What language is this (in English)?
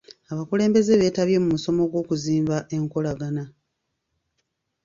Ganda